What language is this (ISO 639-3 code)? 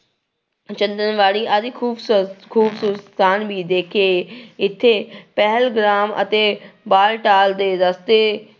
pan